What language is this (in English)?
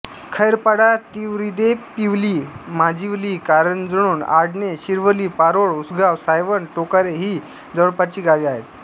Marathi